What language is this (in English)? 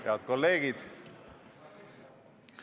Estonian